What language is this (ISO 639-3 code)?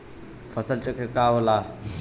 bho